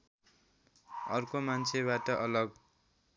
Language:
Nepali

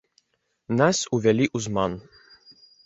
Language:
Belarusian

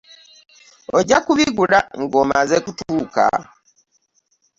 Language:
Ganda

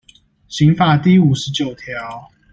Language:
Chinese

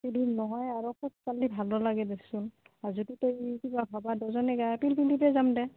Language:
Assamese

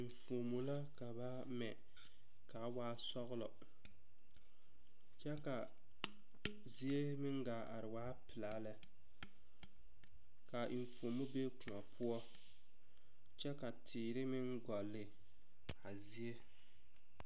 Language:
Southern Dagaare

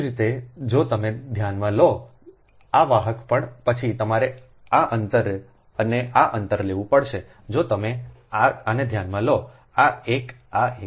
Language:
Gujarati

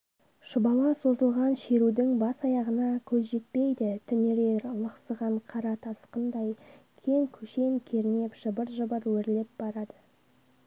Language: Kazakh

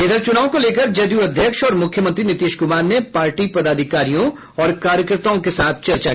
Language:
Hindi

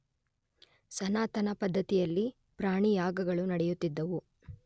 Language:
Kannada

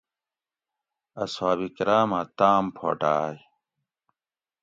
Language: Gawri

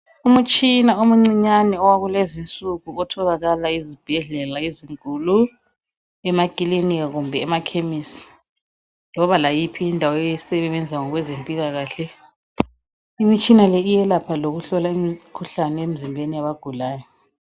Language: North Ndebele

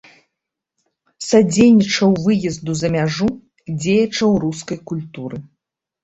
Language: Belarusian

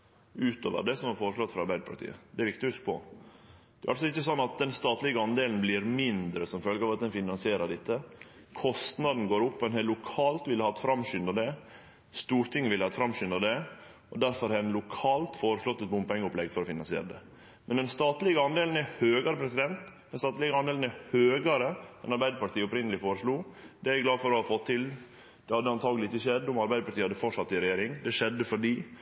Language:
Norwegian Nynorsk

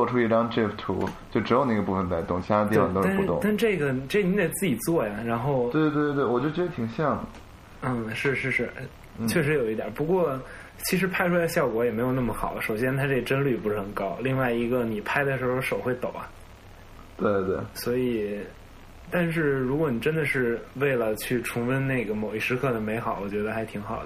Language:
Chinese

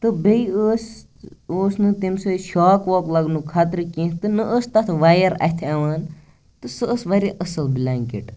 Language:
Kashmiri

